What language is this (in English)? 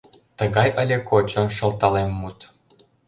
Mari